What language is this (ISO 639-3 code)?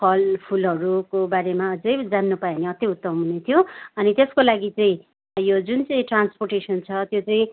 nep